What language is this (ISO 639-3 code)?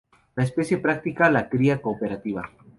spa